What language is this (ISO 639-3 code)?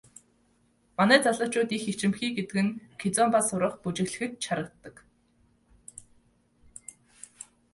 mon